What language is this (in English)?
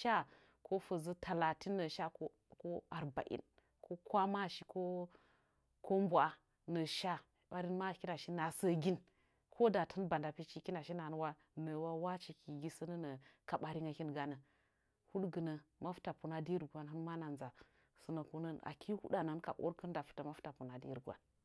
Nzanyi